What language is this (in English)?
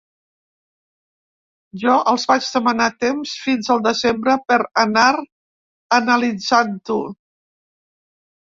Catalan